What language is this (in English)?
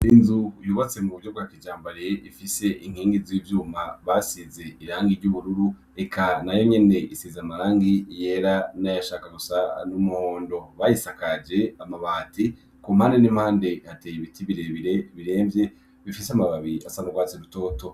Rundi